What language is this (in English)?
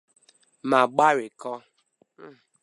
Igbo